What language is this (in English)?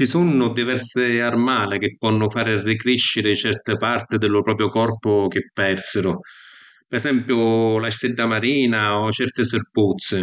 Sicilian